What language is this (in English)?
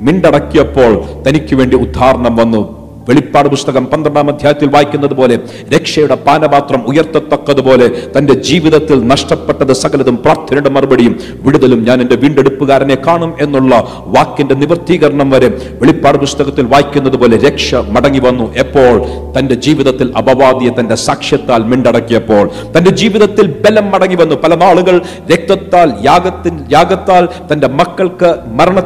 Malayalam